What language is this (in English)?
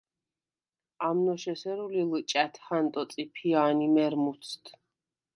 Svan